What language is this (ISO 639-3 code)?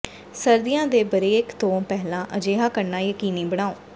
pan